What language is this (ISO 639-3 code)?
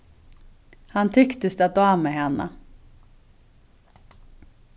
fao